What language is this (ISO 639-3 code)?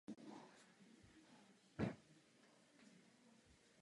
ces